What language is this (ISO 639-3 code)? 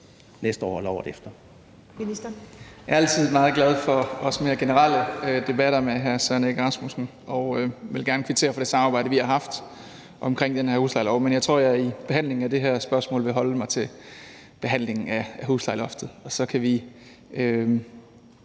dan